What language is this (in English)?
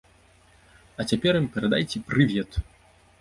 Belarusian